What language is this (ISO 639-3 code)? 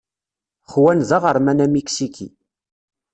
kab